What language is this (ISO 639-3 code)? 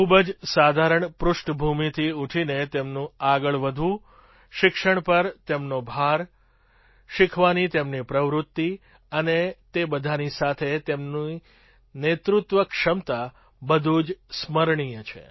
guj